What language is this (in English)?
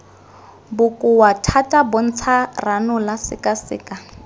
Tswana